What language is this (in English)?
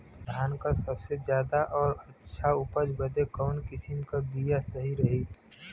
Bhojpuri